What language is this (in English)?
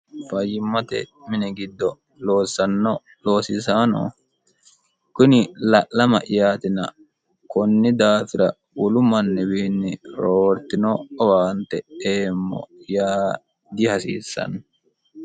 Sidamo